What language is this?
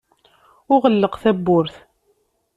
Kabyle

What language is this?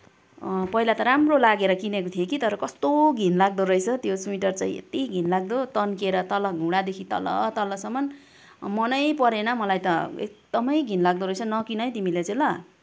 Nepali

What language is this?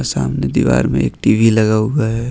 Hindi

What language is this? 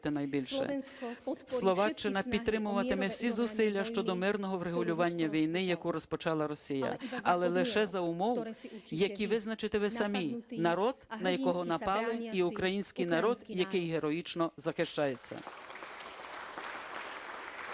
Ukrainian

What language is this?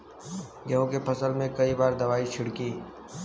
Bhojpuri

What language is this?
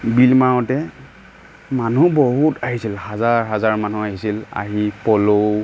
Assamese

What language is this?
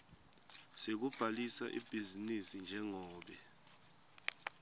Swati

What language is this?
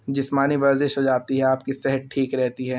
Urdu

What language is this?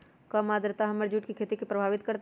Magahi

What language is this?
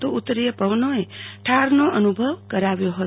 Gujarati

